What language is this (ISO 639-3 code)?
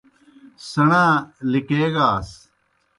plk